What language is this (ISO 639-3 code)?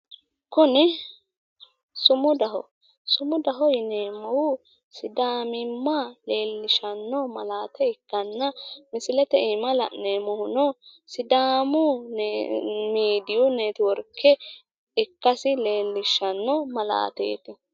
sid